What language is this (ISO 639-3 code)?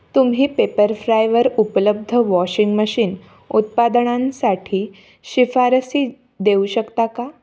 mar